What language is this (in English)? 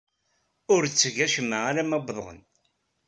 Kabyle